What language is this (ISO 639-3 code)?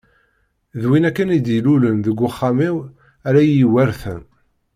kab